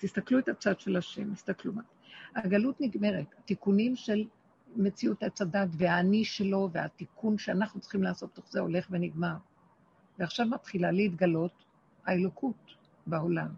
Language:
Hebrew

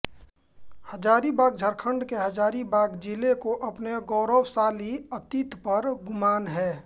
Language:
Hindi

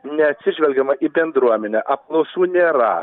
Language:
Lithuanian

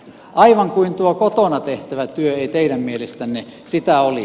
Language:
Finnish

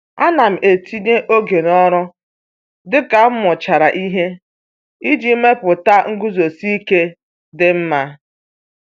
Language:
Igbo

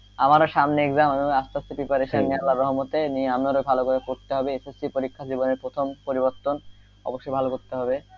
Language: Bangla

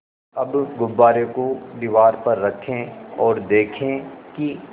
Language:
Hindi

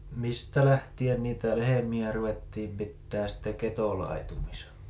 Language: Finnish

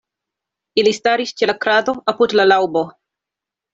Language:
Esperanto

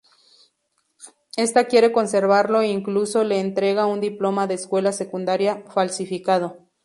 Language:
Spanish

